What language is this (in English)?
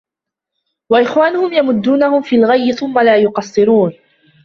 Arabic